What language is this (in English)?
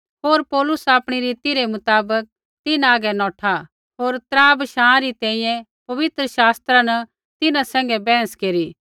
Kullu Pahari